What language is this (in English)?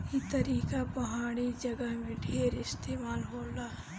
Bhojpuri